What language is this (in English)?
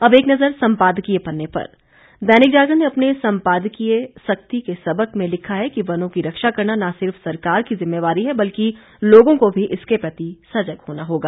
Hindi